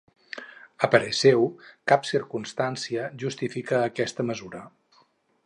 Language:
Catalan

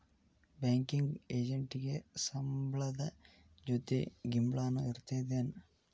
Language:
Kannada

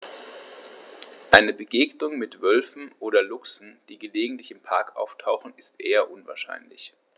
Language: German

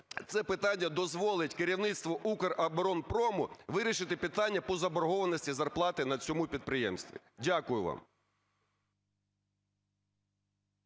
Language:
Ukrainian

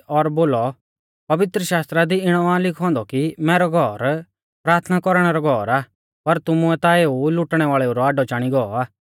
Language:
Mahasu Pahari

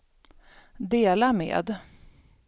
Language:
Swedish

